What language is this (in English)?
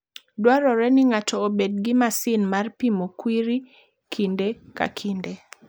Luo (Kenya and Tanzania)